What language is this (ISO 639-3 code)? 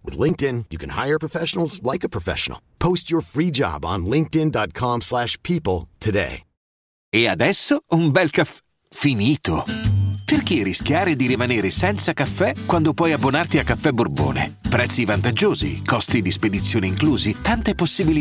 ita